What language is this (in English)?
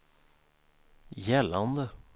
Swedish